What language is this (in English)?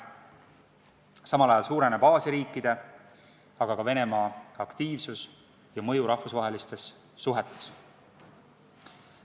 Estonian